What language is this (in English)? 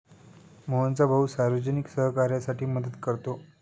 Marathi